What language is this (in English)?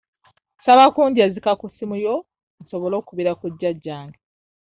Ganda